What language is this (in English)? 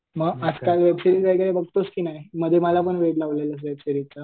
Marathi